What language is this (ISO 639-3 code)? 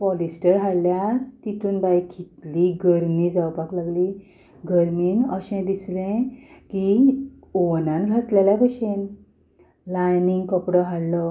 kok